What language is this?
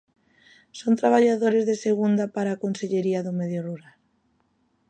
Galician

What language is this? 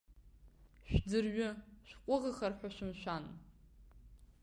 Abkhazian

